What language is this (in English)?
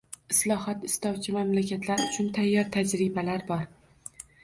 Uzbek